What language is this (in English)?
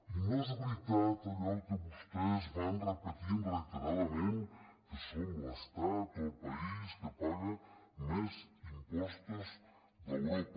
Catalan